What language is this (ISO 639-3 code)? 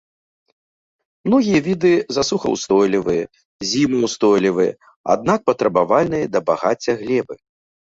bel